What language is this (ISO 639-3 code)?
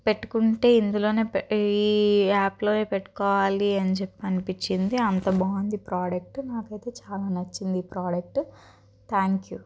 tel